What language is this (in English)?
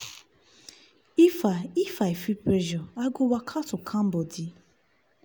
Nigerian Pidgin